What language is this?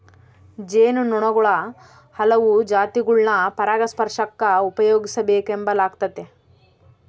Kannada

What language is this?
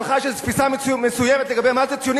Hebrew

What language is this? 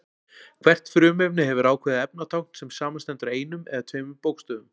Icelandic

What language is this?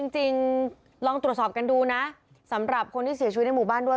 Thai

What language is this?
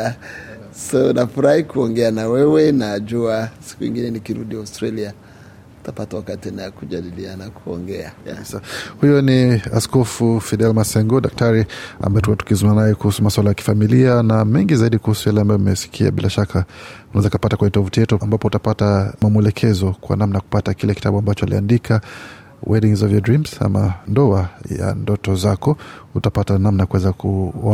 Swahili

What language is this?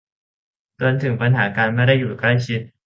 Thai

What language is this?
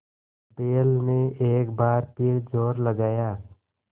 Hindi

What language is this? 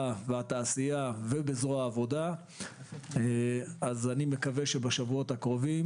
Hebrew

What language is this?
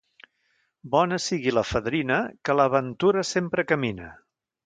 Catalan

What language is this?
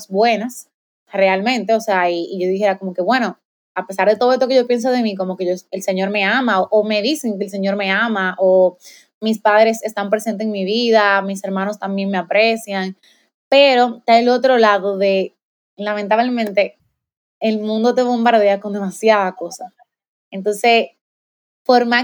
Spanish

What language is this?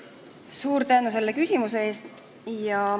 Estonian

